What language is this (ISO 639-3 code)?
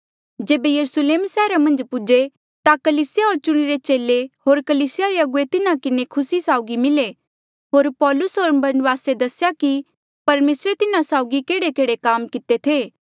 mjl